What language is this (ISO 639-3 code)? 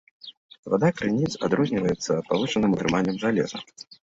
bel